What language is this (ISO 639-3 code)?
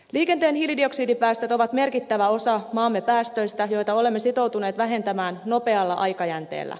fin